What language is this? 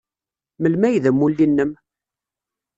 Kabyle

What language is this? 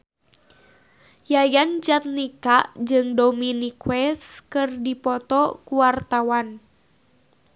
Sundanese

